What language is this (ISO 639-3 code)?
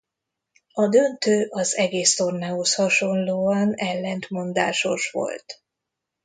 hun